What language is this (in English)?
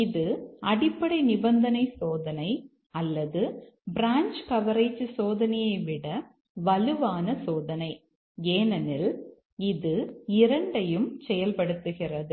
Tamil